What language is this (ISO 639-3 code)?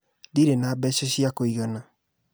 kik